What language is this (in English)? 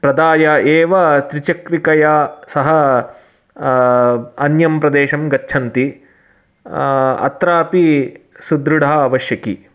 Sanskrit